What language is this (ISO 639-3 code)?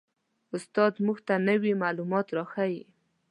pus